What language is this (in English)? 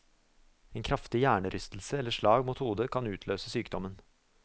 Norwegian